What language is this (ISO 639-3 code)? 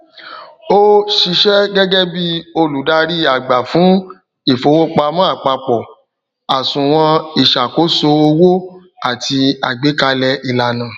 yor